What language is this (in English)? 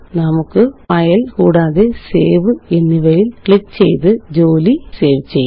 Malayalam